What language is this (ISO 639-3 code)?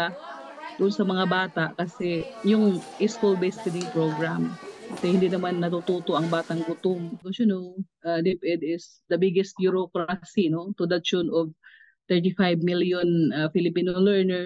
fil